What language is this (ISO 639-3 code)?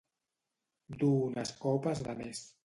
cat